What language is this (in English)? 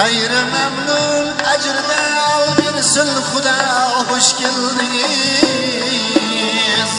Turkish